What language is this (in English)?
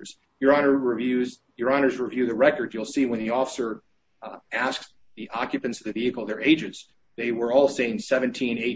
English